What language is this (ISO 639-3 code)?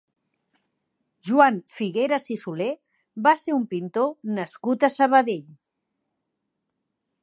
cat